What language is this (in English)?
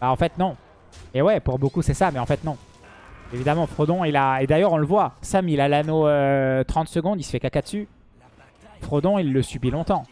French